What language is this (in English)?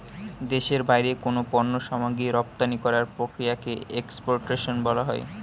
Bangla